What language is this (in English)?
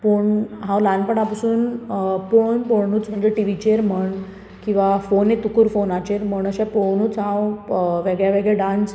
Konkani